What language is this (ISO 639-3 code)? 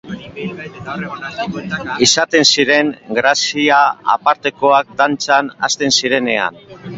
eus